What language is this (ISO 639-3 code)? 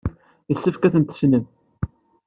kab